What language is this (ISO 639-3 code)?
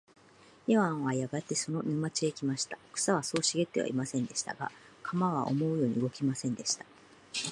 jpn